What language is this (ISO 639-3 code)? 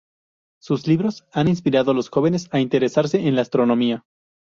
spa